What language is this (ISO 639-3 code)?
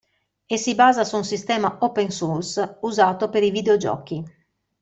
ita